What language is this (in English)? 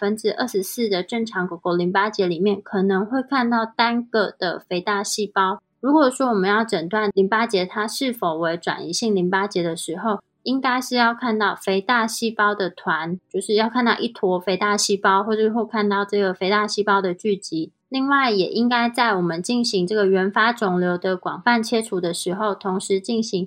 Chinese